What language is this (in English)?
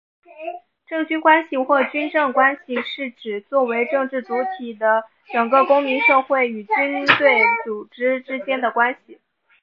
Chinese